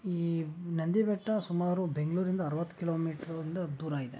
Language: Kannada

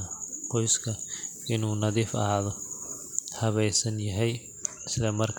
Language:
Somali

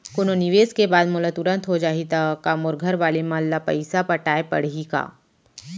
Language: Chhattisgarhi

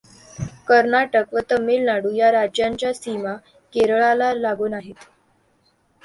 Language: Marathi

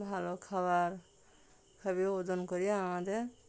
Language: Bangla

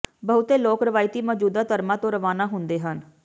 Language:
Punjabi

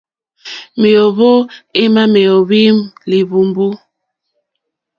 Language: Mokpwe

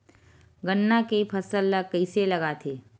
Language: Chhattisgarhi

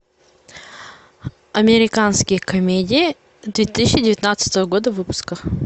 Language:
Russian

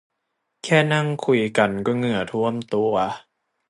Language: Thai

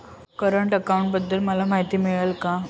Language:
Marathi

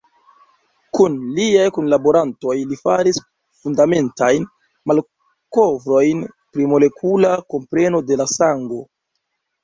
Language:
Esperanto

